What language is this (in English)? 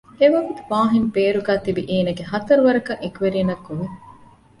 Divehi